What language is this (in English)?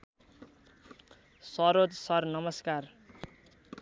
Nepali